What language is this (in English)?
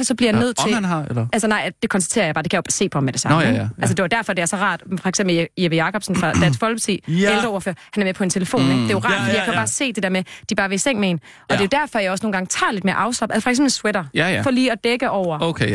Danish